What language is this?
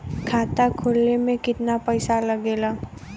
Bhojpuri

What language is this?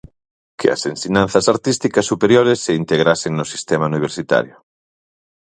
Galician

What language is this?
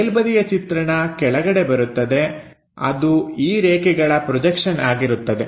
Kannada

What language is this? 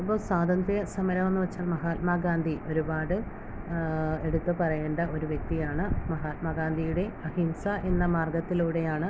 Malayalam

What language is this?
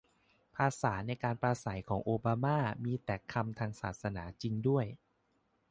Thai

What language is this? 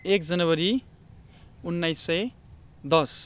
Nepali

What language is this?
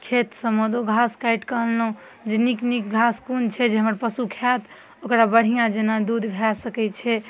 Maithili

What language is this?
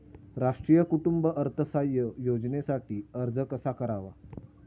Marathi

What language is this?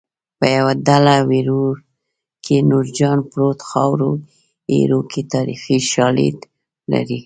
Pashto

